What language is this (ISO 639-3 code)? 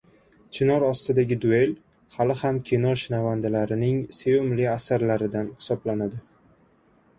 uzb